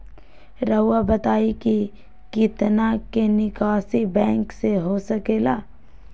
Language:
Magahi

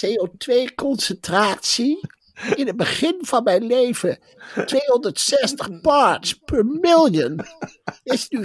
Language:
Dutch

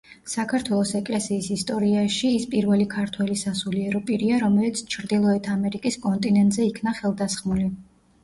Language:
Georgian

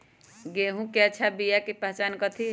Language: Magahi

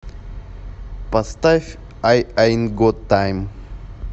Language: Russian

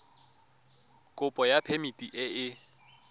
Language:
Tswana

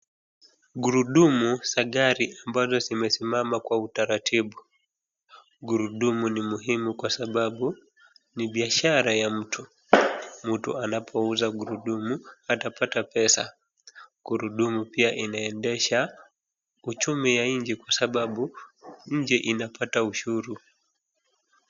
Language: Swahili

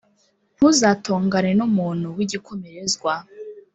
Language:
Kinyarwanda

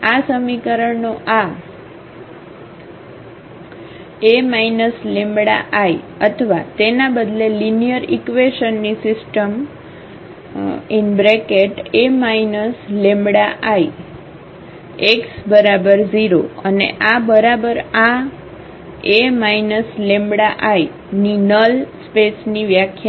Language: Gujarati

